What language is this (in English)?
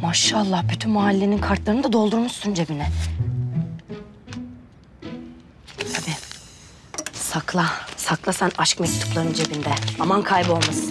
Turkish